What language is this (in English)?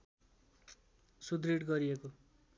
Nepali